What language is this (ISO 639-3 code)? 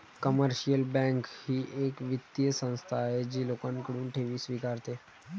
mar